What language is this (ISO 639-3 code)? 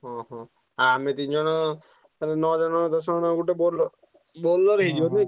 ori